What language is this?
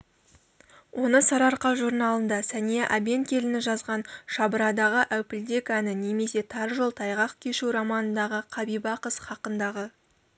Kazakh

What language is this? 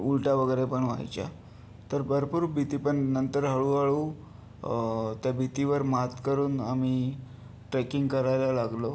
Marathi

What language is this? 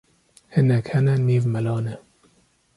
Kurdish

